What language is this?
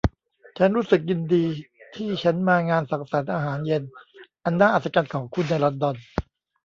Thai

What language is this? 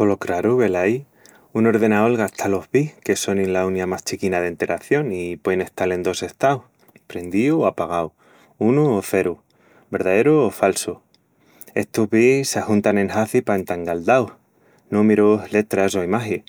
Extremaduran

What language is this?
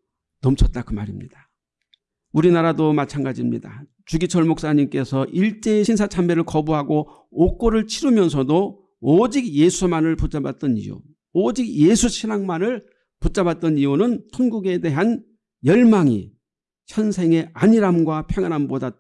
Korean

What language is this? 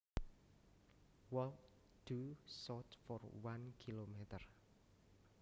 Javanese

